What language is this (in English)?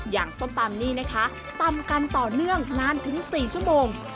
Thai